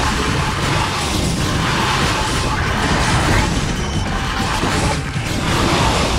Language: Korean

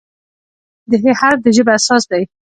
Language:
Pashto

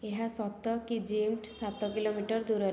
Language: Odia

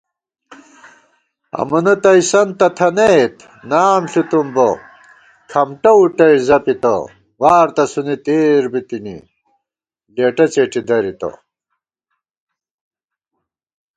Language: Gawar-Bati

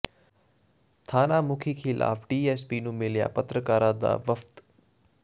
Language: Punjabi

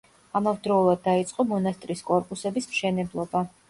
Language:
Georgian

